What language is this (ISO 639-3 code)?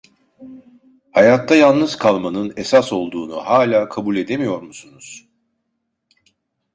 tur